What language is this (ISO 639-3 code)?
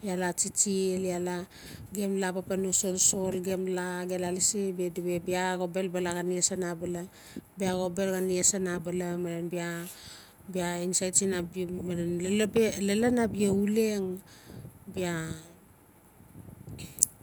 ncf